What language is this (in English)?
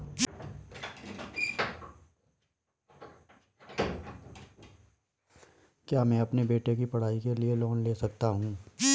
Hindi